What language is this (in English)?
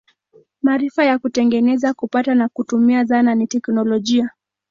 Swahili